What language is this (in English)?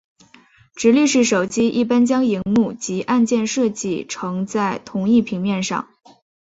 Chinese